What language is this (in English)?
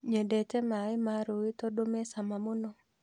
Kikuyu